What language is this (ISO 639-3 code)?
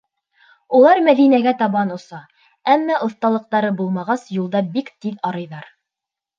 bak